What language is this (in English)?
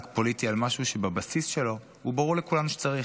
Hebrew